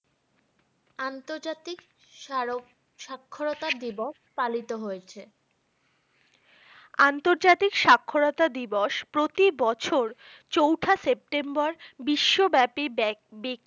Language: Bangla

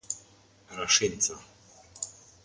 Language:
Albanian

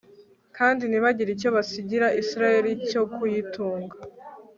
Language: Kinyarwanda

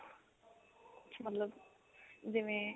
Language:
Punjabi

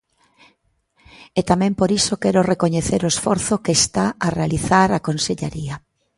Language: Galician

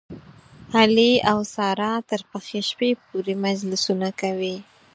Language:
Pashto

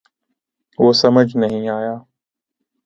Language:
Urdu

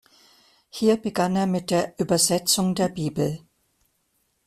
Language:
German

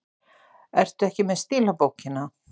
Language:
Icelandic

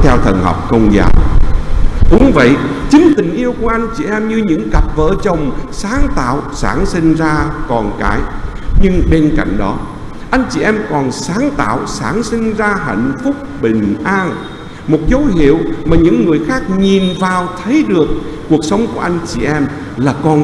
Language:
Vietnamese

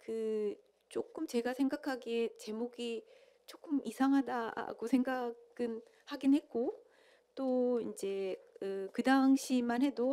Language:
Korean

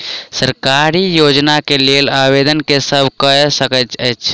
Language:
Maithili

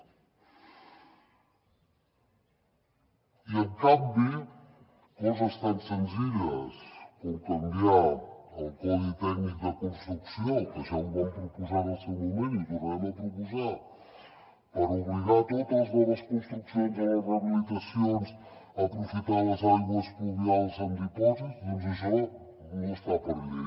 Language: Catalan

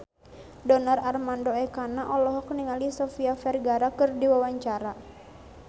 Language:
Sundanese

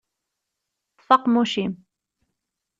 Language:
Kabyle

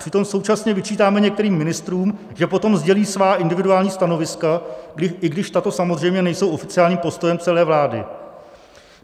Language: Czech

